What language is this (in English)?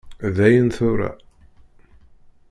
Kabyle